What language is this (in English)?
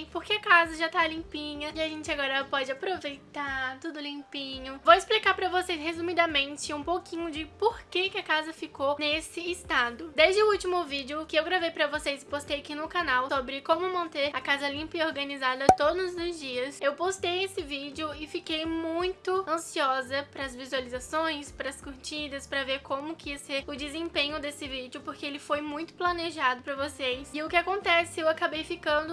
Portuguese